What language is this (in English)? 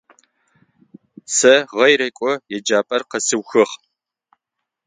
Adyghe